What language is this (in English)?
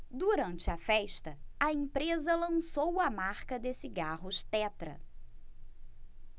Portuguese